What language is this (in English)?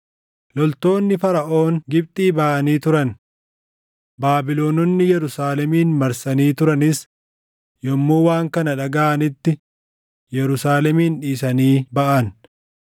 Oromo